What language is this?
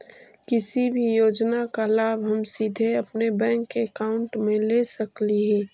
Magahi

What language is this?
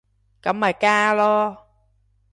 Cantonese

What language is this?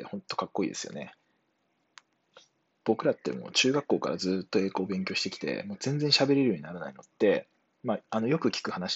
Japanese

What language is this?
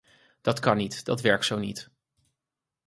Dutch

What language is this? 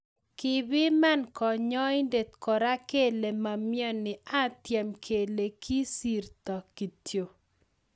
Kalenjin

